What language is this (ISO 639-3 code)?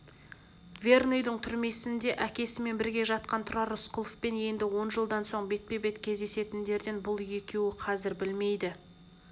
kaz